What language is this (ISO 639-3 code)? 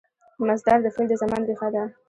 pus